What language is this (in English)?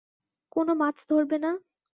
Bangla